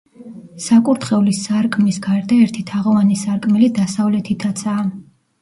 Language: Georgian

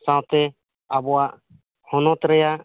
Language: Santali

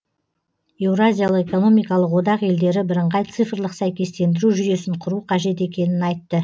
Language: Kazakh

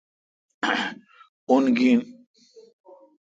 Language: Kalkoti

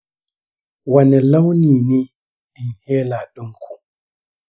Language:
Hausa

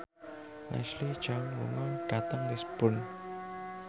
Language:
Javanese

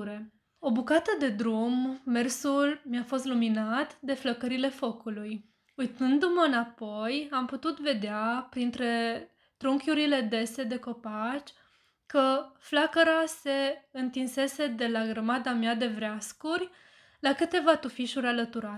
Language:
Romanian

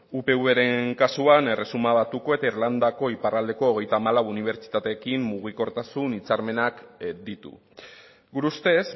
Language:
Basque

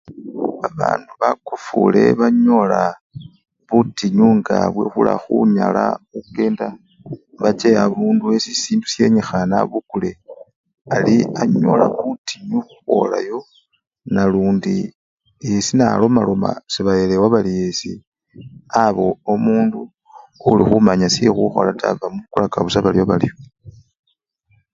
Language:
Luyia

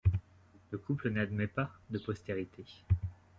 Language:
French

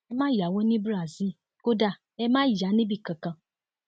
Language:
Yoruba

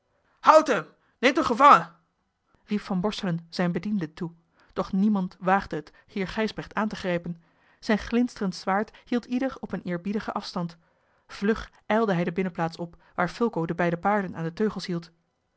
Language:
Dutch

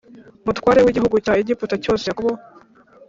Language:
Kinyarwanda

